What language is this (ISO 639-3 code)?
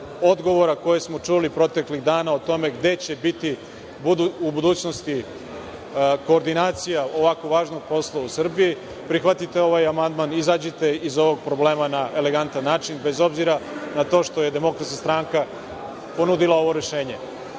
srp